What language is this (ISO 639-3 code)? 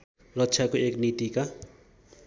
nep